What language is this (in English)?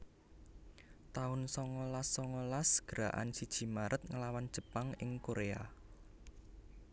Javanese